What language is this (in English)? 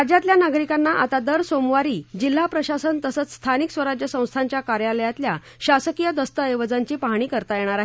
Marathi